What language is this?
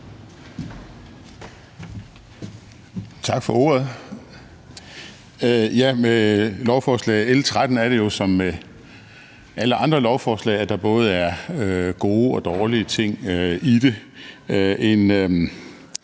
Danish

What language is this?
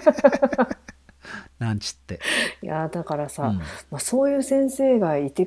Japanese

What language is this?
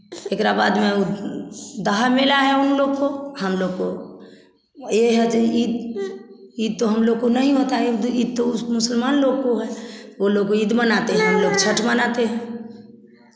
Hindi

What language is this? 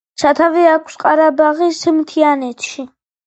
Georgian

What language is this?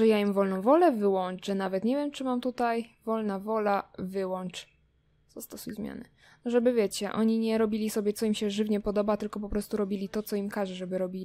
Polish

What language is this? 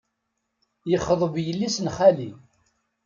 Kabyle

